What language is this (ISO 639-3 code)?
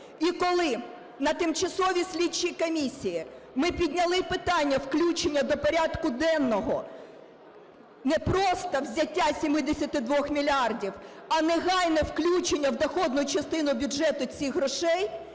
ukr